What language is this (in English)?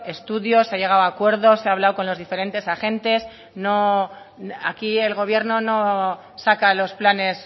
Spanish